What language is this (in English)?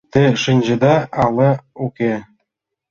Mari